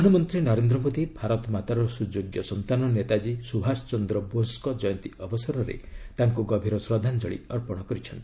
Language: Odia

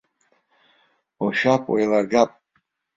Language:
Abkhazian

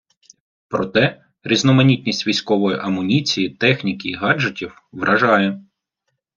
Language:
Ukrainian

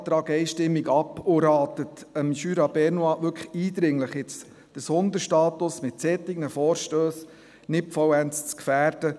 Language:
Swiss German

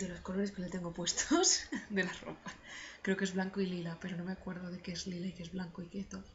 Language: Spanish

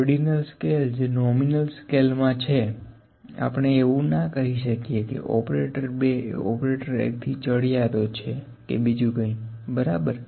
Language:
Gujarati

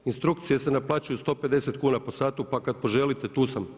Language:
Croatian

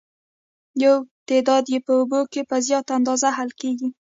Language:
Pashto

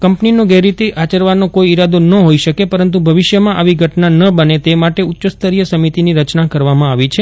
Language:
Gujarati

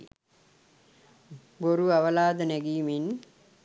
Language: Sinhala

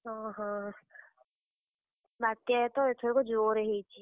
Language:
Odia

